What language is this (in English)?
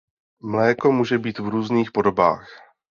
Czech